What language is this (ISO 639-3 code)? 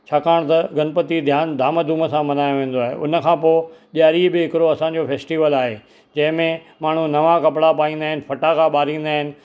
snd